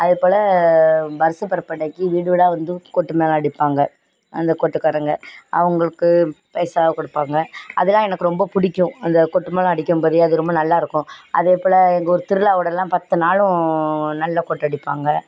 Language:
Tamil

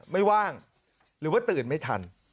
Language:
Thai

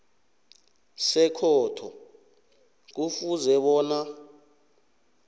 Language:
South Ndebele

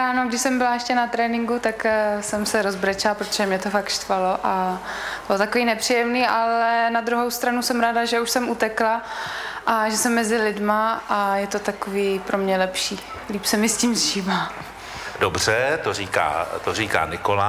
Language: Czech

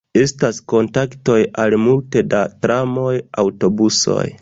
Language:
Esperanto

